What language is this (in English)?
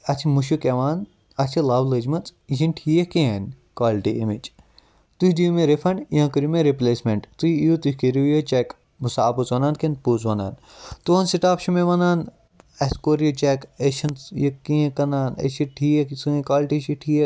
Kashmiri